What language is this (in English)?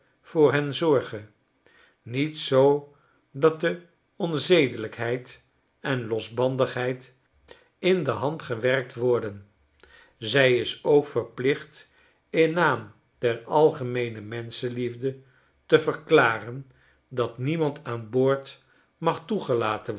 Dutch